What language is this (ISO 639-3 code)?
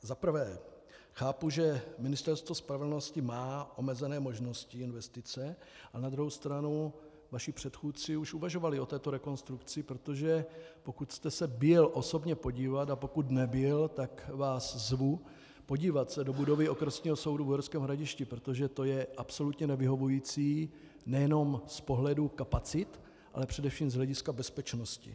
ces